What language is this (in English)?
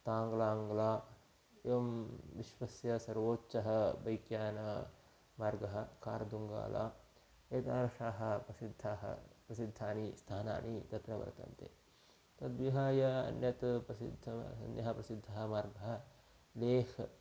Sanskrit